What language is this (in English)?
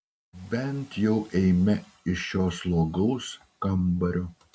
Lithuanian